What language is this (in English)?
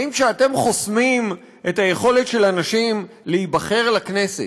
Hebrew